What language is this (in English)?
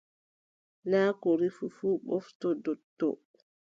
Adamawa Fulfulde